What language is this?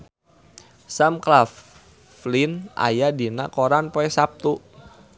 Sundanese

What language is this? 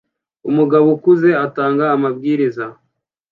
Kinyarwanda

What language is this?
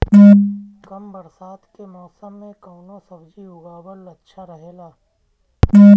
Bhojpuri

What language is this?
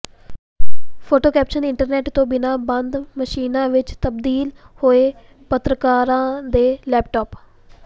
Punjabi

